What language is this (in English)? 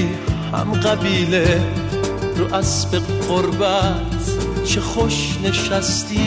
Persian